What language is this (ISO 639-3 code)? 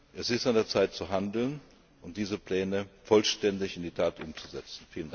deu